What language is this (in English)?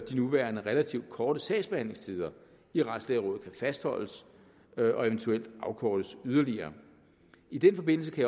Danish